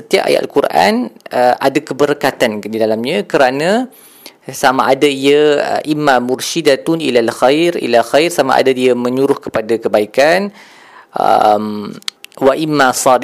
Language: Malay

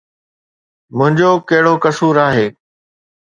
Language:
Sindhi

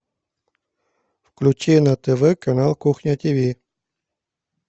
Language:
Russian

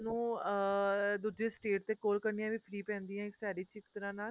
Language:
Punjabi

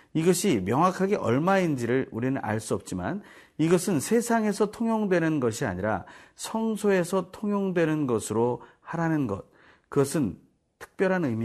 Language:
Korean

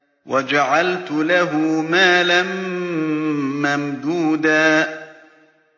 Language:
Arabic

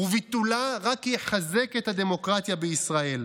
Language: Hebrew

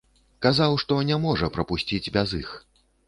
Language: Belarusian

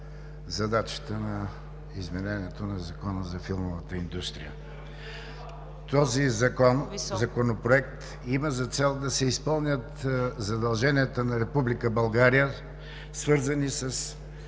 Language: Bulgarian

